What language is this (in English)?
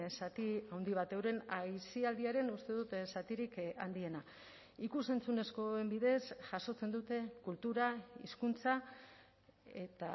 Basque